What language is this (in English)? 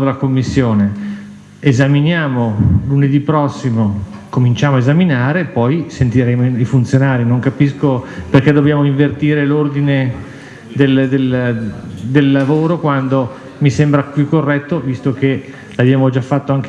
Italian